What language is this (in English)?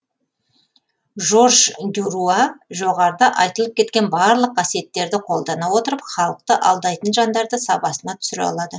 Kazakh